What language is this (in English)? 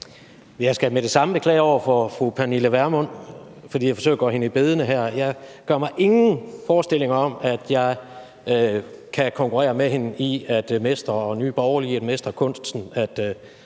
Danish